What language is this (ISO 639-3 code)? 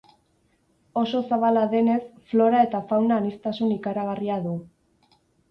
eus